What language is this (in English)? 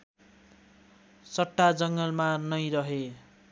Nepali